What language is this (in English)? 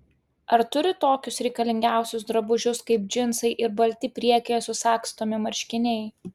Lithuanian